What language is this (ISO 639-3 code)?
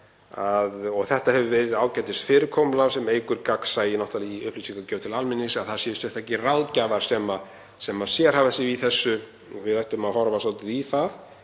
isl